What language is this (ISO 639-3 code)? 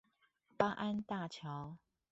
zho